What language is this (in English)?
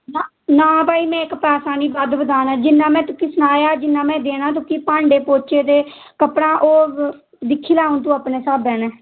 Dogri